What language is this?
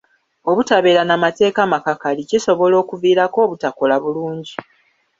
Ganda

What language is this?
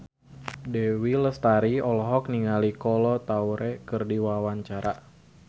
Sundanese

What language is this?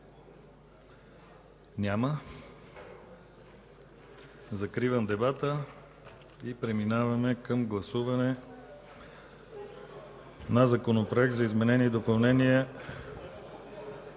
Bulgarian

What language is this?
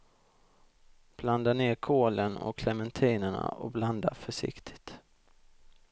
Swedish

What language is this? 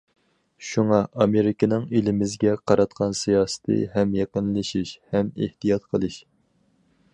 Uyghur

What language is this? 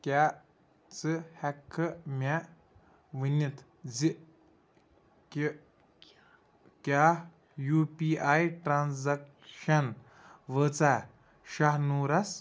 Kashmiri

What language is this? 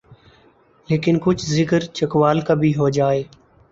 Urdu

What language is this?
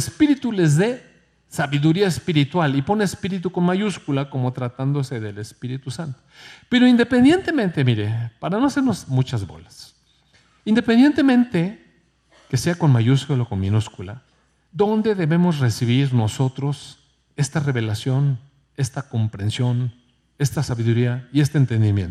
Spanish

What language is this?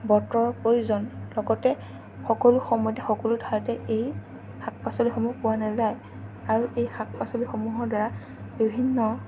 Assamese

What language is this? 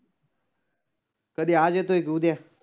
Marathi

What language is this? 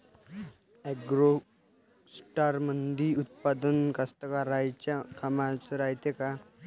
Marathi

